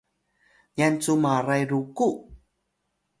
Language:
Atayal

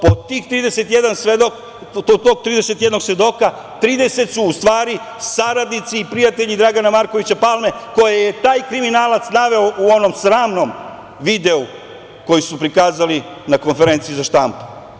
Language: Serbian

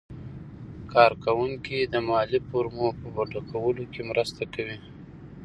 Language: Pashto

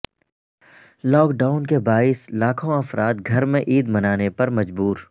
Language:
Urdu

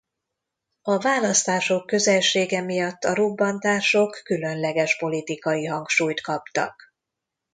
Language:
Hungarian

